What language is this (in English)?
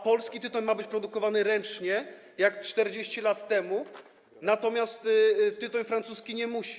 Polish